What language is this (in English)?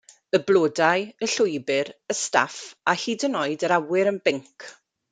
Welsh